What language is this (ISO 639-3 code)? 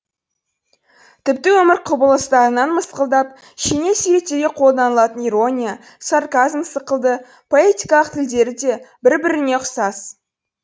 kaz